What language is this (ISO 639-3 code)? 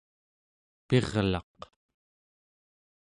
esu